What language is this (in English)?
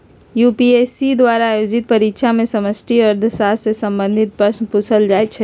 Magahi